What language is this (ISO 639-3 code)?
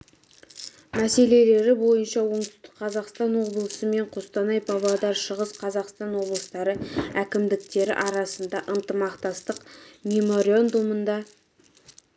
kaz